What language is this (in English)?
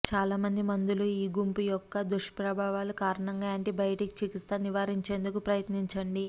Telugu